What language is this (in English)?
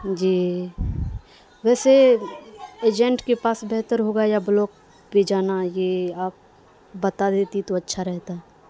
Urdu